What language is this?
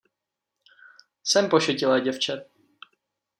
Czech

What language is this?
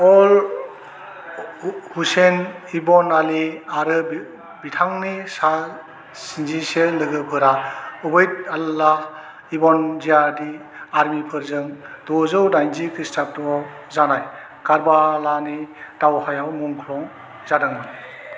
Bodo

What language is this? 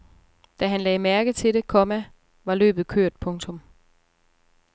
Danish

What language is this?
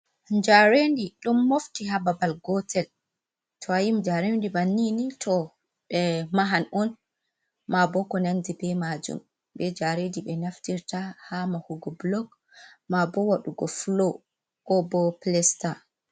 Fula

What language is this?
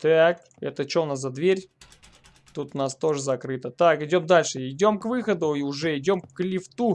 Russian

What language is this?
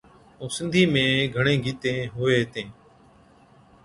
Od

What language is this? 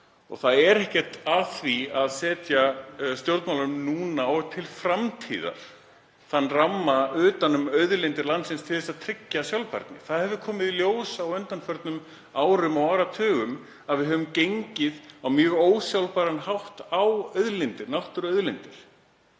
Icelandic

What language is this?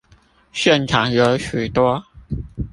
Chinese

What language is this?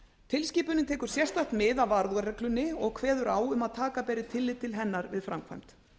Icelandic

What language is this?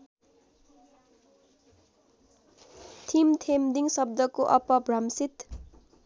Nepali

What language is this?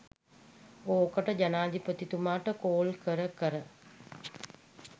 Sinhala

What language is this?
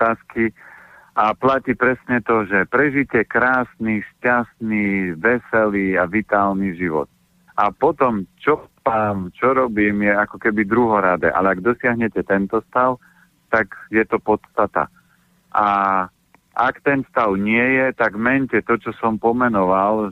Slovak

